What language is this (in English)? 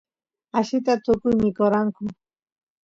Santiago del Estero Quichua